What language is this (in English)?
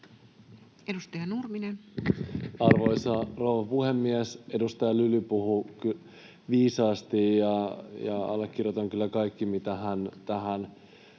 Finnish